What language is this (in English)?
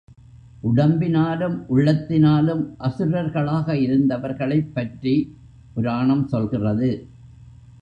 Tamil